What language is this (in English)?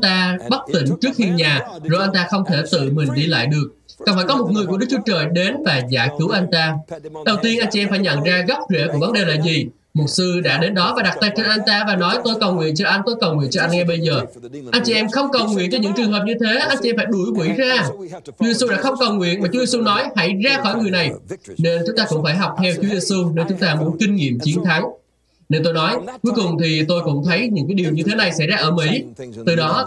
Vietnamese